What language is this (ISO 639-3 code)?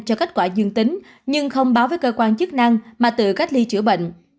vie